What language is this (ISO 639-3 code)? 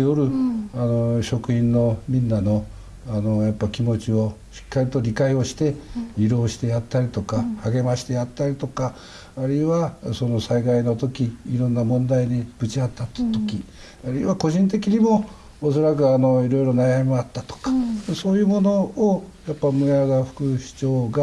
jpn